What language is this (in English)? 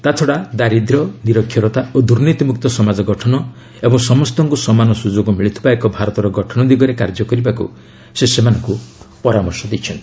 Odia